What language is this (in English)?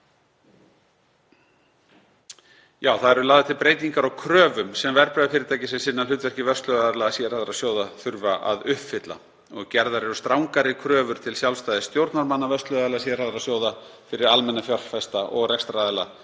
Icelandic